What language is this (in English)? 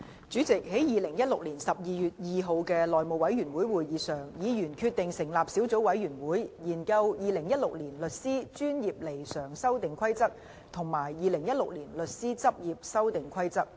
Cantonese